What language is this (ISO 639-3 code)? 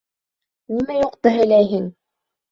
bak